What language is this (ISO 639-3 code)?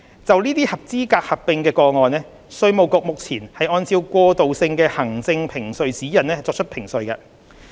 yue